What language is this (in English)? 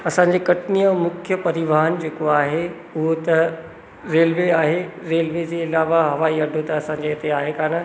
Sindhi